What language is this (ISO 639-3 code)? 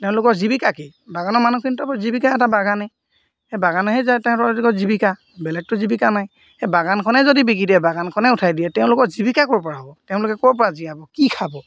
asm